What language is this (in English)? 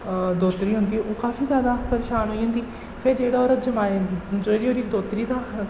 Dogri